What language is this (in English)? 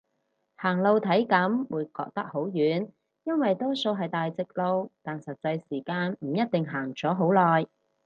Cantonese